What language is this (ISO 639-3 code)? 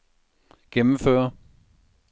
dan